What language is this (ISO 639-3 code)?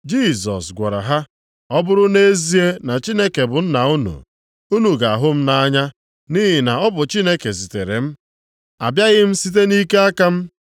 ibo